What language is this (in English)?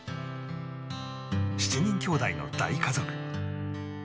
Japanese